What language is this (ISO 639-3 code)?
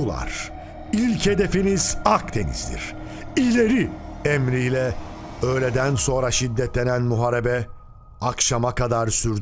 tur